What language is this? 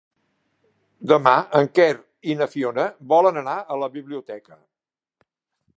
Catalan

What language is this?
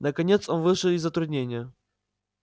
Russian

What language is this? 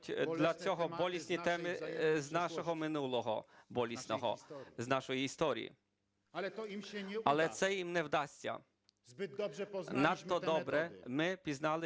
Ukrainian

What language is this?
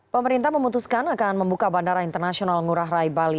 Indonesian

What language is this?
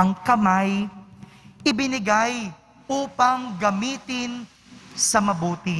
Filipino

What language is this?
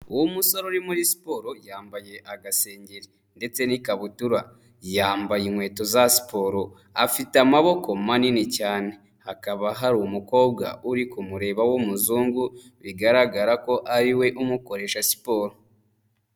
Kinyarwanda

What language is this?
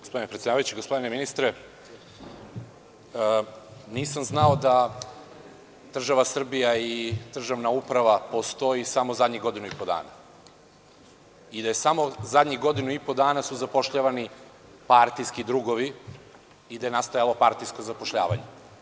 Serbian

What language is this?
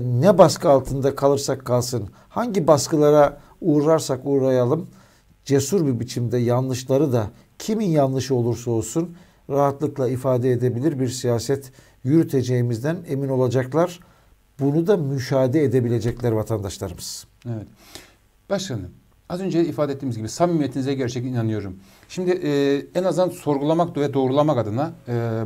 Turkish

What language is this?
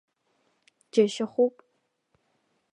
Abkhazian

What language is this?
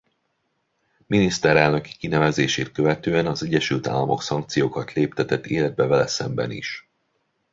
Hungarian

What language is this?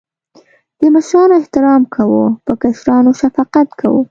Pashto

